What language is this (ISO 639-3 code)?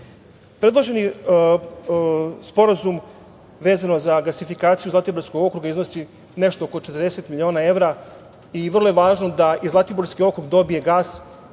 srp